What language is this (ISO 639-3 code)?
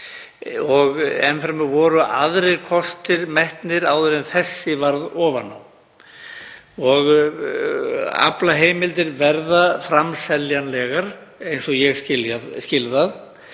isl